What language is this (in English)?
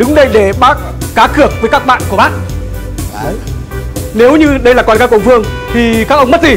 Vietnamese